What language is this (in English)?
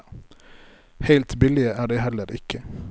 Norwegian